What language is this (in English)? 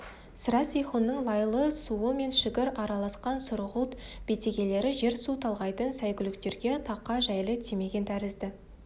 Kazakh